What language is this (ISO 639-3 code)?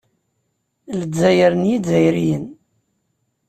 kab